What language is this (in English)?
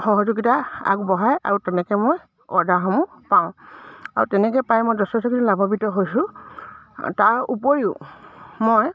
Assamese